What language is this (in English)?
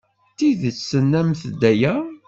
Kabyle